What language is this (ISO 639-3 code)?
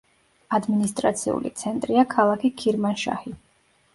kat